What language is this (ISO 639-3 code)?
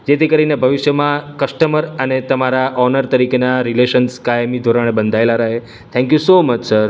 guj